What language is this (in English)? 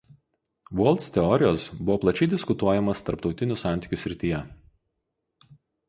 Lithuanian